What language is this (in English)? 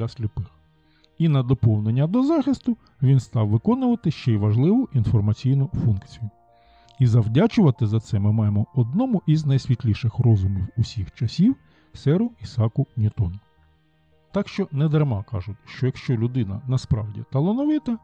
Ukrainian